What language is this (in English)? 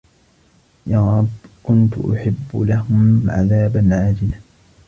Arabic